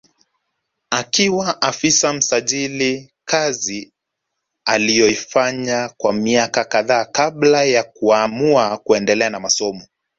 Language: Swahili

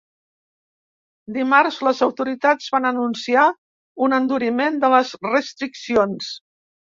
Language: Catalan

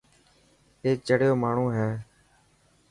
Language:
Dhatki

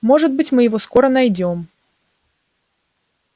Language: Russian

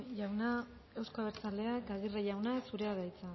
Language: Basque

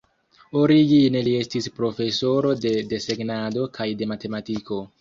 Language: Esperanto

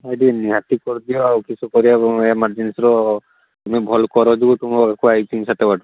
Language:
Odia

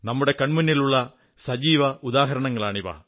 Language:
Malayalam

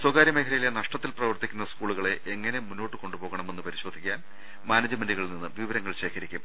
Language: Malayalam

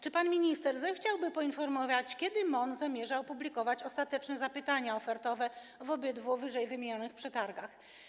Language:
Polish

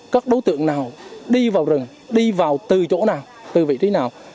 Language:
Vietnamese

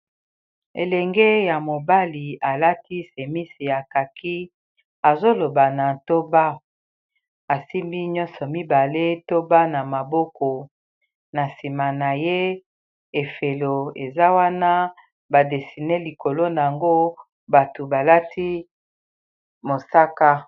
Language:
Lingala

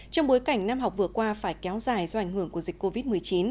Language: Vietnamese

